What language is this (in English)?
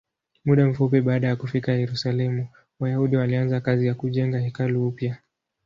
Swahili